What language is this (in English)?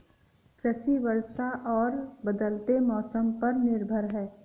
Hindi